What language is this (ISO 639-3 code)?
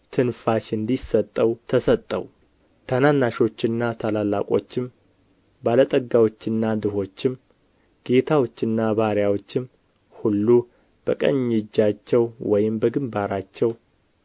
amh